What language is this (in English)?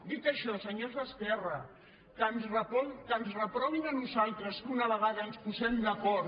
Catalan